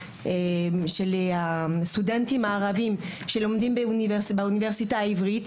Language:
Hebrew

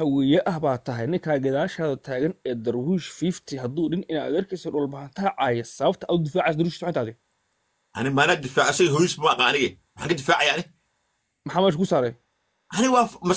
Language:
Arabic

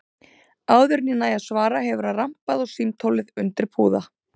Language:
Icelandic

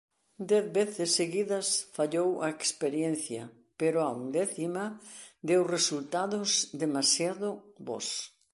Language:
Galician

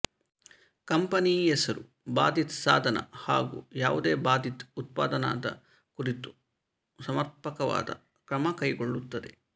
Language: Kannada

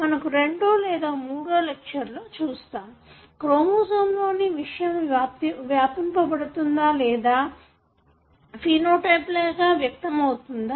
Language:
Telugu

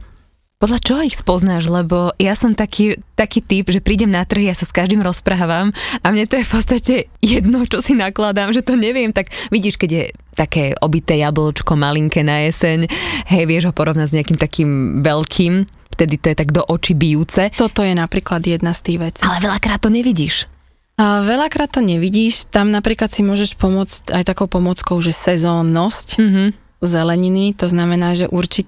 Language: Slovak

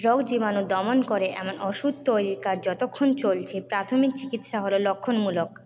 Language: Bangla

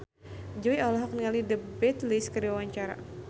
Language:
Sundanese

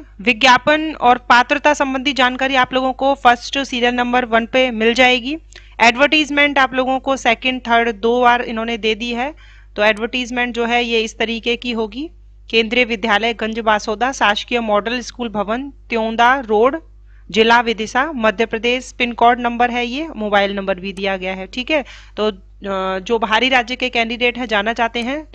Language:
Hindi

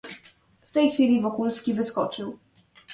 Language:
Polish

